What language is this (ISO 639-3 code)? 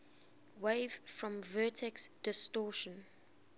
eng